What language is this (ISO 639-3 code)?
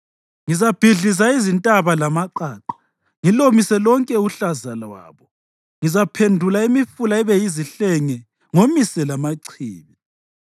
nde